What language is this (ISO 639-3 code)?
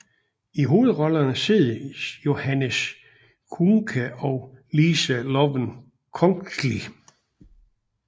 dan